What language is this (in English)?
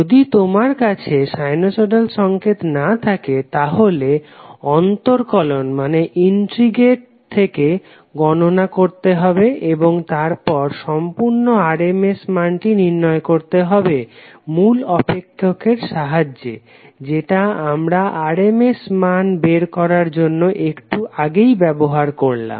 Bangla